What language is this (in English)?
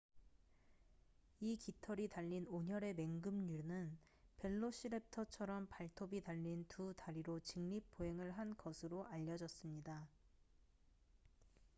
Korean